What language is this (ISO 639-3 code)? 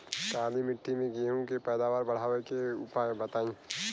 bho